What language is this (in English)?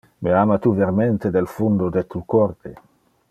Interlingua